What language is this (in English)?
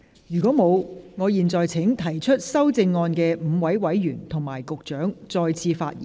Cantonese